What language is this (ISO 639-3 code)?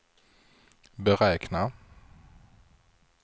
swe